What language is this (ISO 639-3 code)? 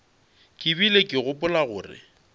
nso